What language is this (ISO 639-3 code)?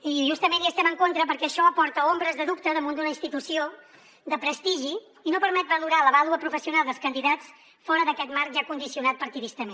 cat